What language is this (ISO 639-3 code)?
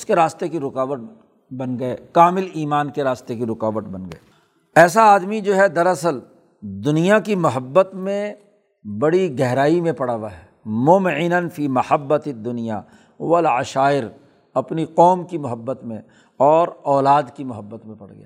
urd